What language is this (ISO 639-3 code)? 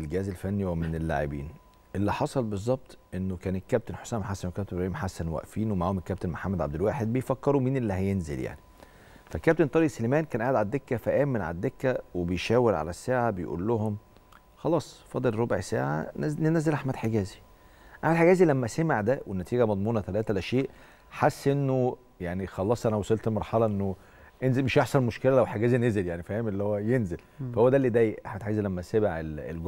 ara